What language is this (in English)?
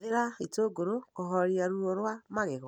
Kikuyu